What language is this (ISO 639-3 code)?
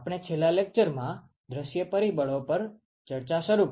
guj